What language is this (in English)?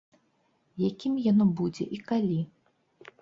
Belarusian